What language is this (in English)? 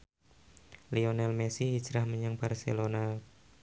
Javanese